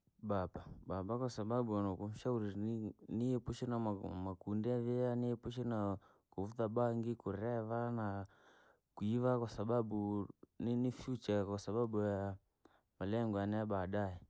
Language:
Langi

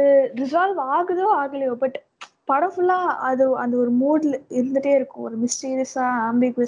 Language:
Tamil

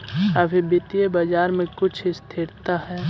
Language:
Magahi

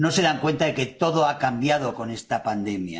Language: Spanish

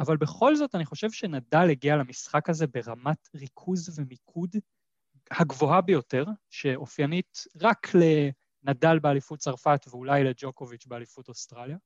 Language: Hebrew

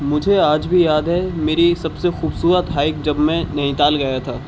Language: Urdu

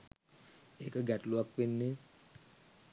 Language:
Sinhala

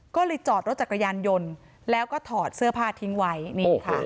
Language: Thai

